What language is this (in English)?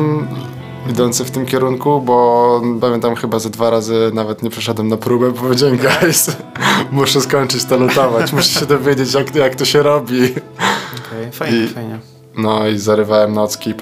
Polish